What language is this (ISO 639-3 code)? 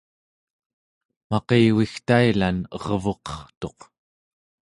esu